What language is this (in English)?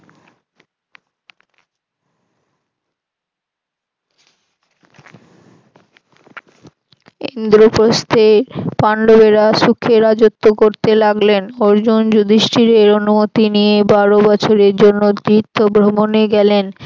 Bangla